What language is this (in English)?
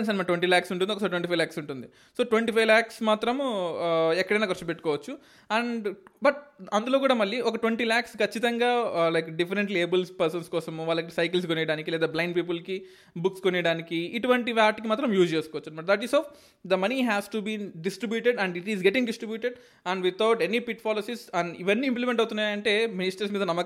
Telugu